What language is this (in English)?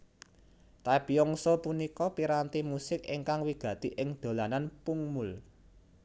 Javanese